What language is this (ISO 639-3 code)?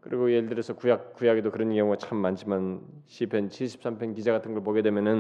kor